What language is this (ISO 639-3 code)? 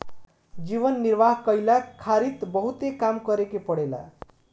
bho